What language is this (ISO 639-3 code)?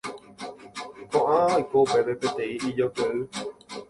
grn